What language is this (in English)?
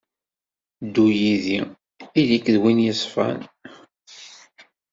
Kabyle